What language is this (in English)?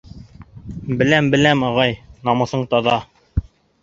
Bashkir